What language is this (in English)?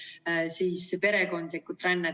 Estonian